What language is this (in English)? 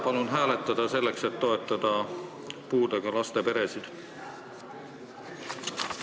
Estonian